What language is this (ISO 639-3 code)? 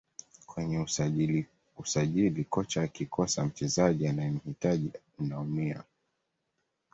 swa